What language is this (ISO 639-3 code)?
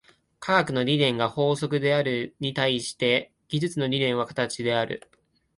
jpn